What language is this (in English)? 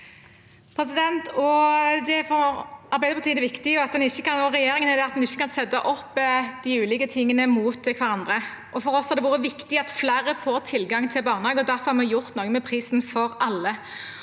Norwegian